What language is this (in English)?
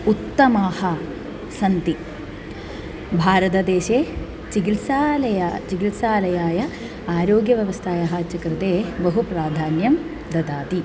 Sanskrit